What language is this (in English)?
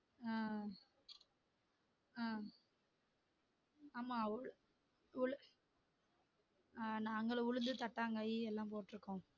Tamil